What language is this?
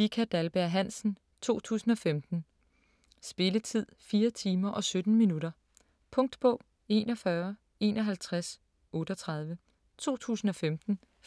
Danish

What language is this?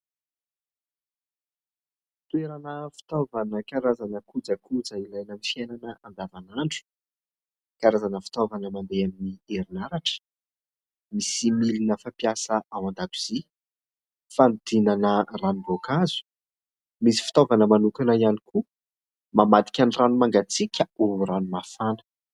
Malagasy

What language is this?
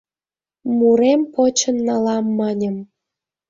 Mari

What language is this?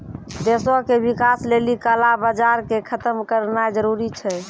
Maithili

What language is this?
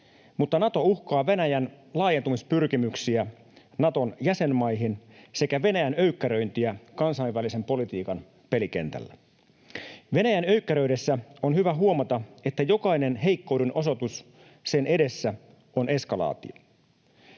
Finnish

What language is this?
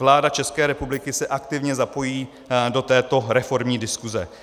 Czech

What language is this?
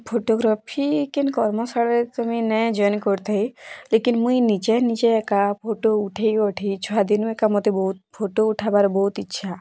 Odia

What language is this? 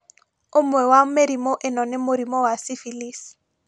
Kikuyu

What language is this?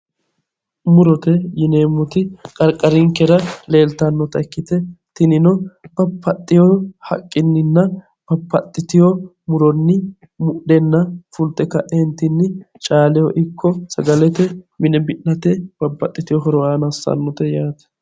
Sidamo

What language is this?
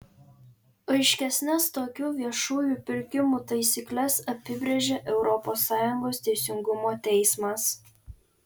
Lithuanian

